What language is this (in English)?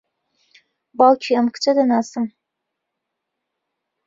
Central Kurdish